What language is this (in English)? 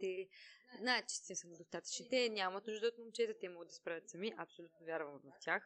Bulgarian